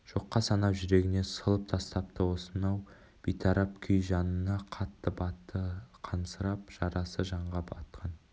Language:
Kazakh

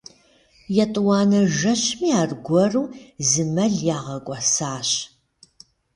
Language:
Kabardian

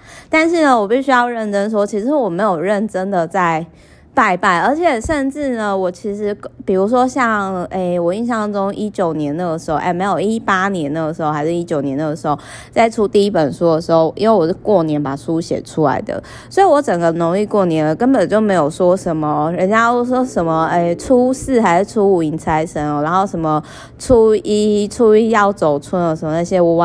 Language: Chinese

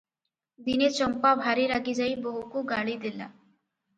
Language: Odia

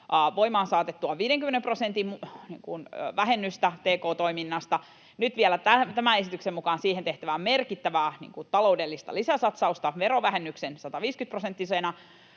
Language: Finnish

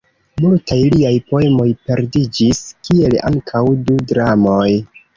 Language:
Esperanto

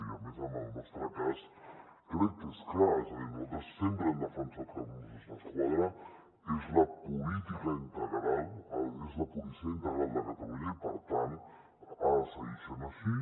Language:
Catalan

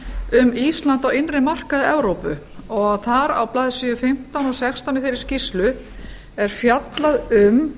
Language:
Icelandic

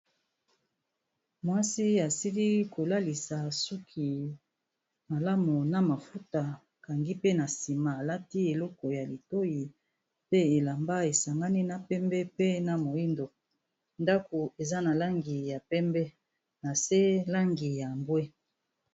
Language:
Lingala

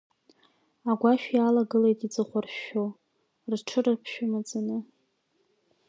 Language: Abkhazian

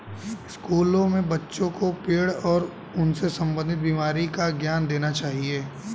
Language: Hindi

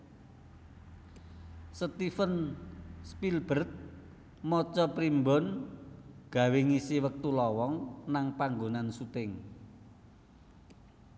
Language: Javanese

